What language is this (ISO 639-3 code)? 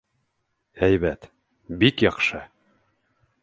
bak